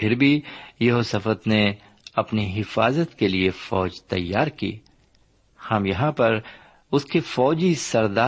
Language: Urdu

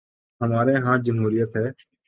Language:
Urdu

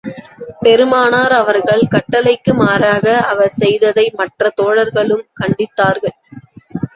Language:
Tamil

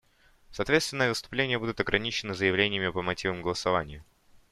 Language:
Russian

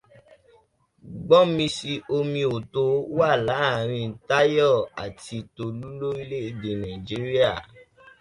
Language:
Yoruba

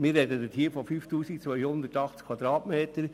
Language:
Swiss German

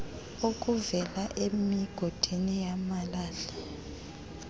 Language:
Xhosa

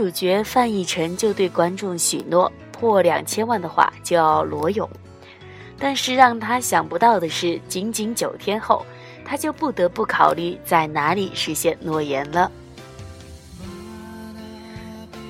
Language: Chinese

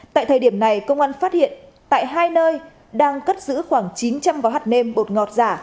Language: Vietnamese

